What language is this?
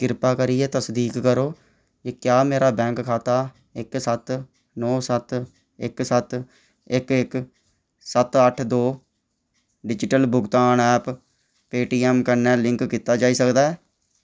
Dogri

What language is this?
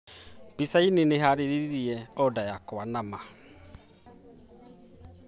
Kikuyu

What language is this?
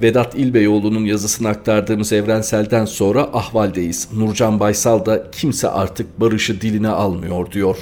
Turkish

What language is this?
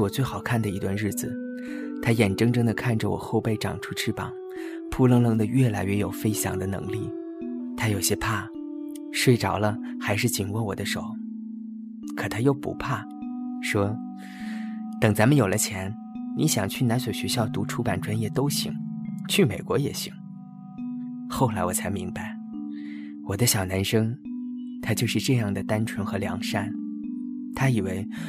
Chinese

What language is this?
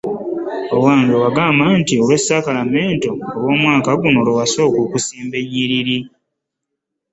Ganda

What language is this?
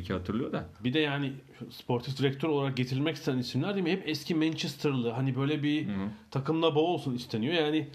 Turkish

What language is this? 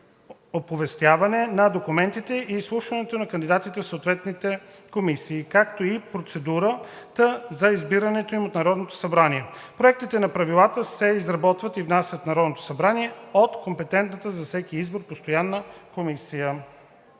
Bulgarian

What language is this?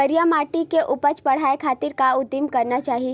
Chhattisgarhi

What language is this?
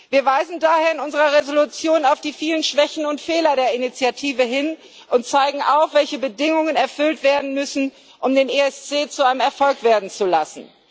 German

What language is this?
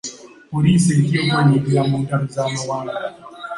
Ganda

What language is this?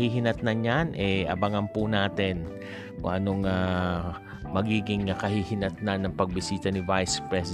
Filipino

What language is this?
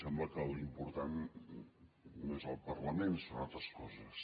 Catalan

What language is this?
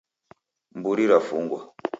Taita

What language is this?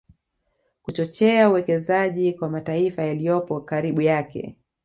Swahili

